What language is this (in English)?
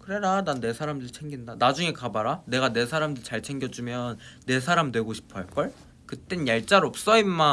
Korean